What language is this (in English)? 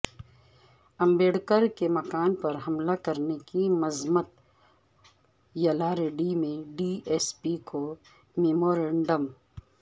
Urdu